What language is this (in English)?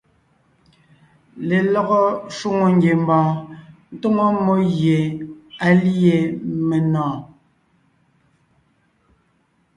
Ngiemboon